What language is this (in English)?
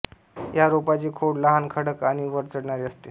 Marathi